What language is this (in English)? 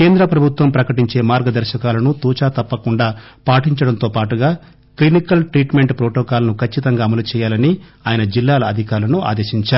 Telugu